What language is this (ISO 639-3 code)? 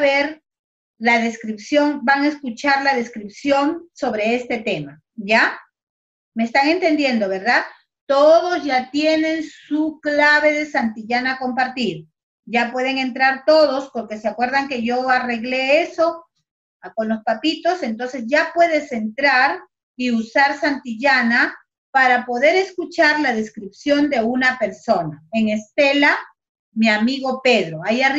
spa